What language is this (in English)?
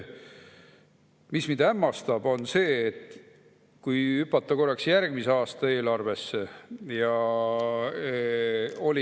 Estonian